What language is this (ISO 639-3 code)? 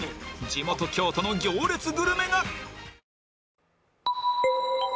jpn